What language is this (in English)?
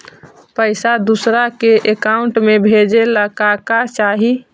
Magahi